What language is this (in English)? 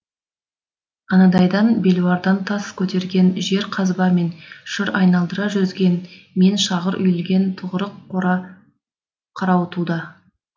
Kazakh